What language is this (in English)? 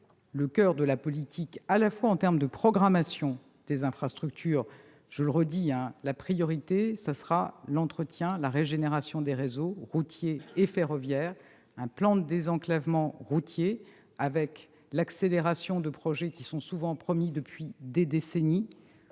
French